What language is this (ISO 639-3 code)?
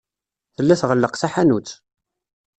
kab